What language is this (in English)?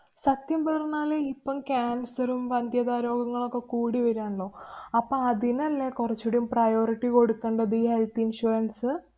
Malayalam